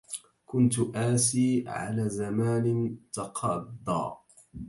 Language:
Arabic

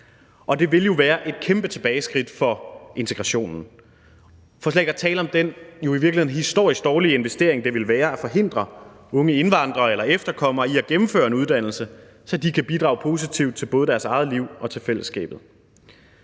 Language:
Danish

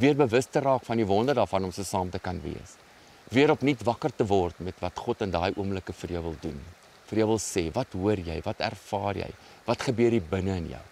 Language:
Arabic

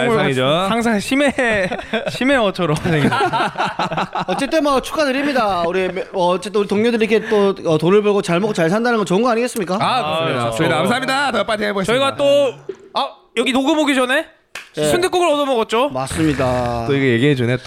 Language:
Korean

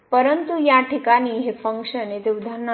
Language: Marathi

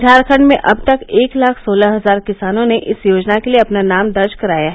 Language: Hindi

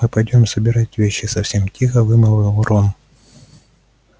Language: Russian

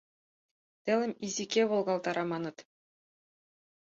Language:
Mari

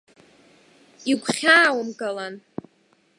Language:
Abkhazian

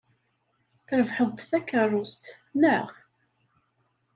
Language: Kabyle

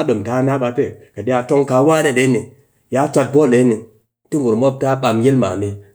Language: Cakfem-Mushere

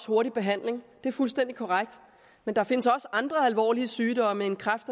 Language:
Danish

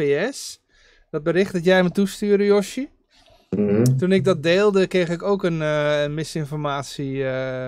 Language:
Dutch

